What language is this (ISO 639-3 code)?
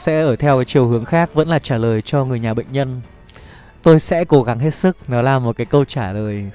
vie